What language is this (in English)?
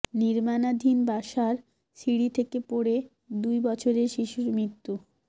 Bangla